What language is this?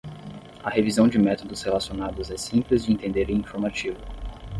Portuguese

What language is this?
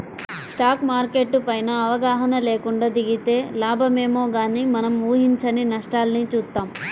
Telugu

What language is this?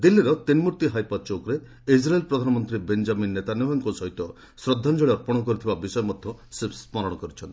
Odia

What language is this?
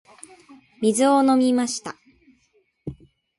Japanese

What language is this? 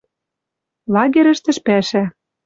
Western Mari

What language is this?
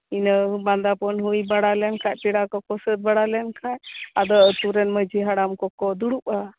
Santali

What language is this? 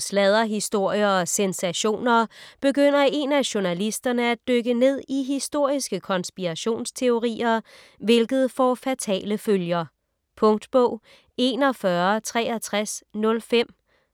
Danish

